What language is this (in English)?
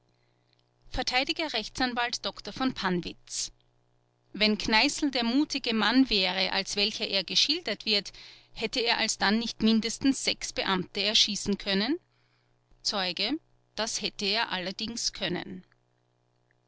German